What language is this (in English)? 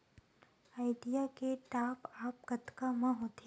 Chhattisgarhi